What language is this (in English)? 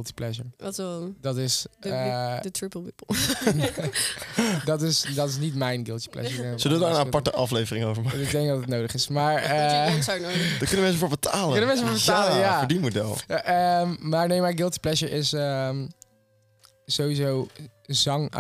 Dutch